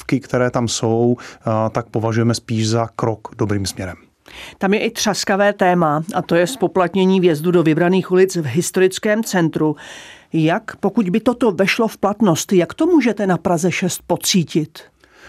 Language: Czech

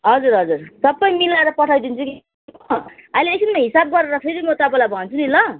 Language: Nepali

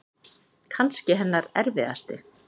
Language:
Icelandic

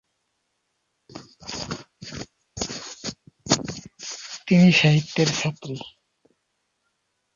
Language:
Bangla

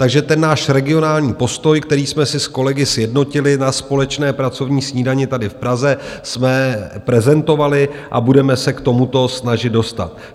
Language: Czech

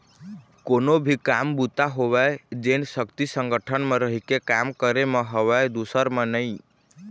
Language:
Chhattisgarhi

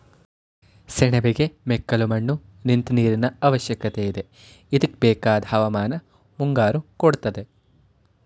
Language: Kannada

